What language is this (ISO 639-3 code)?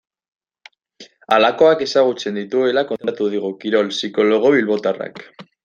eus